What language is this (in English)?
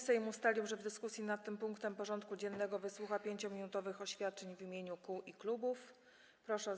Polish